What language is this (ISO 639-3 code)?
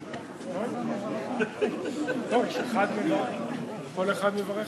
heb